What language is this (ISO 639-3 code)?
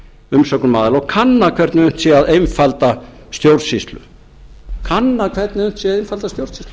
isl